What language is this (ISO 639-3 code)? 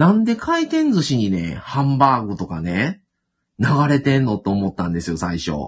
jpn